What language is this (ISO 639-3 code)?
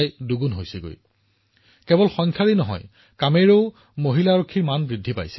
asm